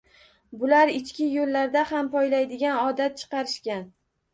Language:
Uzbek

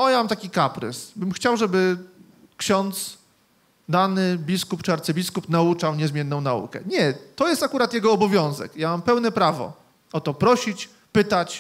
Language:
Polish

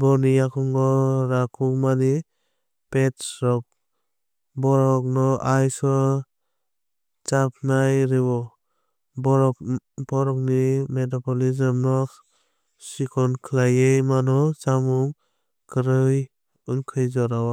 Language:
Kok Borok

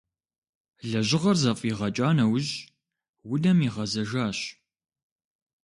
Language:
Kabardian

